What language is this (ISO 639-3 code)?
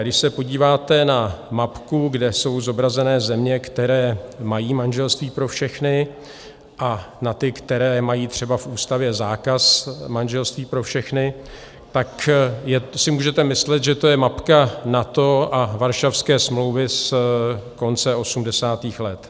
ces